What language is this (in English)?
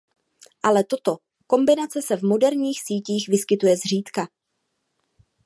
Czech